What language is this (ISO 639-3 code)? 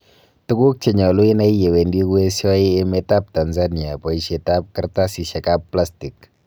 kln